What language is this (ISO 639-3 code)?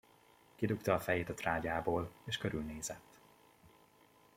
hun